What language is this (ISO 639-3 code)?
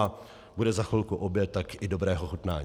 ces